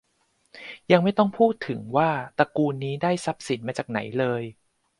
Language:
Thai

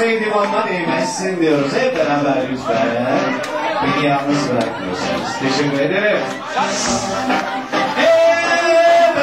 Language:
Turkish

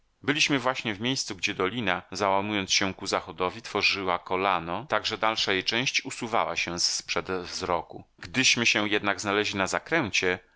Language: Polish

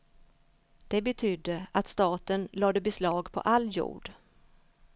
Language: Swedish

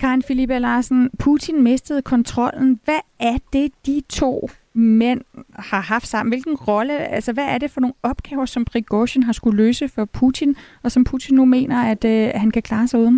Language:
Danish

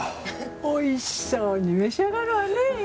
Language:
Japanese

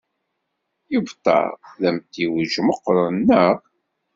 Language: Kabyle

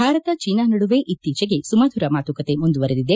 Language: Kannada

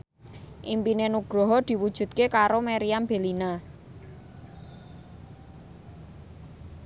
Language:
Javanese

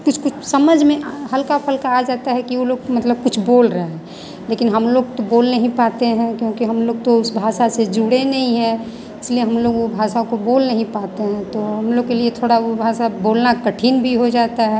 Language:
Hindi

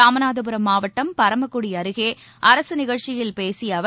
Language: Tamil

